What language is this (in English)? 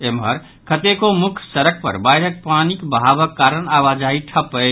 Maithili